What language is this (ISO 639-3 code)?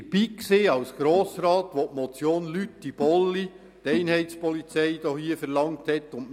gsw